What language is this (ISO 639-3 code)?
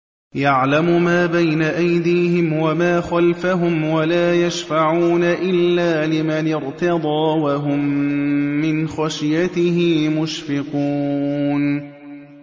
ara